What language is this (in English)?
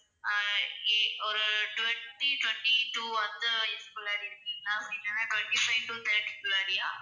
Tamil